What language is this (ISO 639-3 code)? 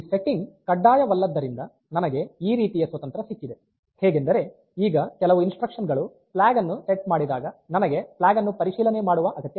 kan